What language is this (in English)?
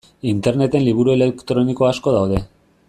Basque